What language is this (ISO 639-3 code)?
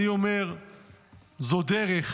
heb